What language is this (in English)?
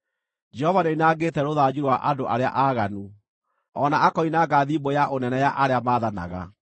Kikuyu